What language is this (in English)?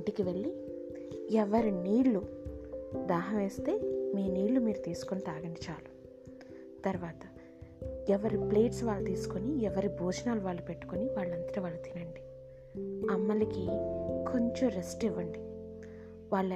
Telugu